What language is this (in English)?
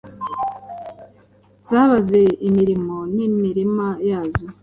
Kinyarwanda